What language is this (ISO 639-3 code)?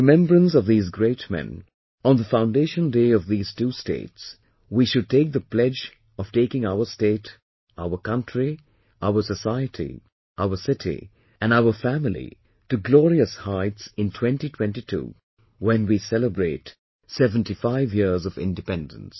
eng